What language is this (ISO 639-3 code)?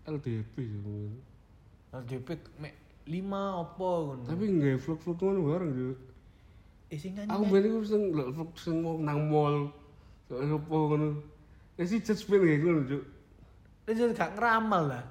ind